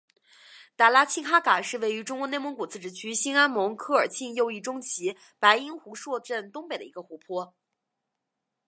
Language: Chinese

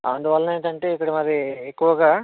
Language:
Telugu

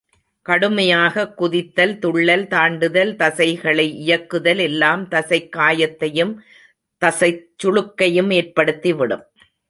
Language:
Tamil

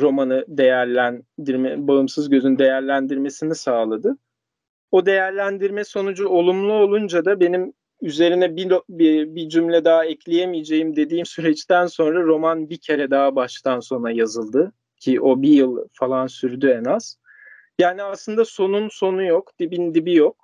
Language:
Turkish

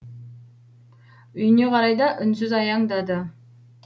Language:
Kazakh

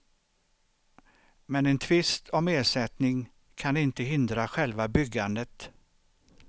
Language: Swedish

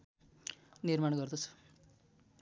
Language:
Nepali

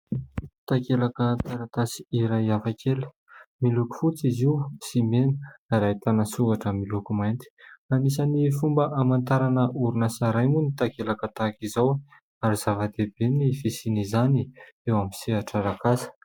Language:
Malagasy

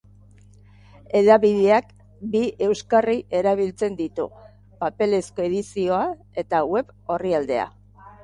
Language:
Basque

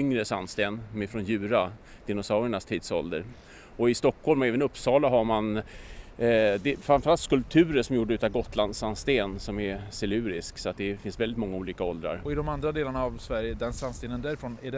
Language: Swedish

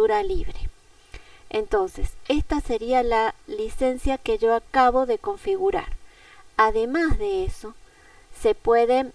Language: Spanish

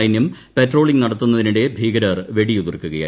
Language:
Malayalam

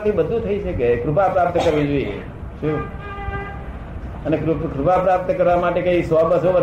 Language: Gujarati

